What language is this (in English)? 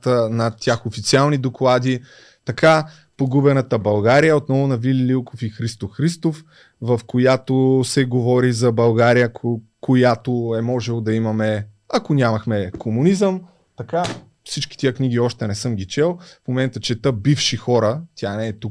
Bulgarian